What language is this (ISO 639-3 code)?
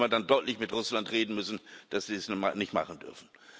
deu